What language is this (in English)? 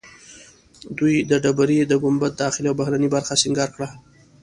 Pashto